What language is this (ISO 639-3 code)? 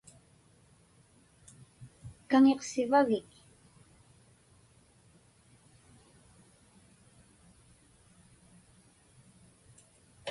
ipk